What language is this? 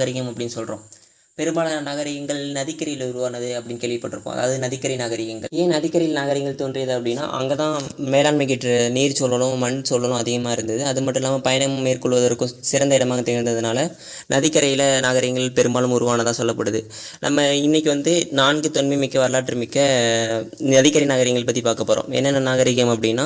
Tamil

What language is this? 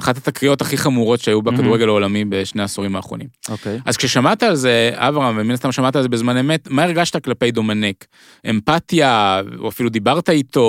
Hebrew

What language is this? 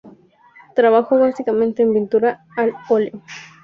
Spanish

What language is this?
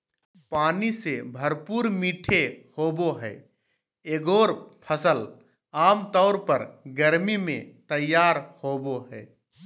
Magahi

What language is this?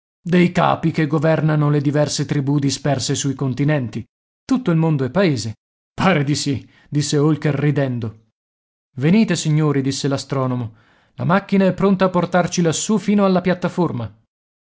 Italian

